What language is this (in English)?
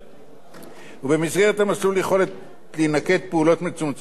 Hebrew